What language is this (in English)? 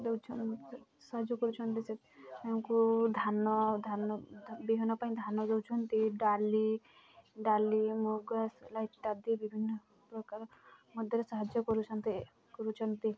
Odia